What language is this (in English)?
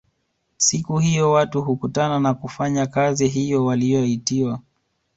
Swahili